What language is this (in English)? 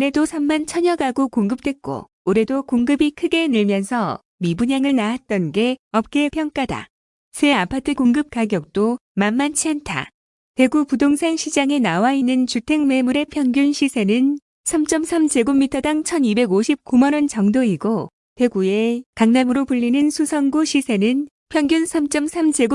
Korean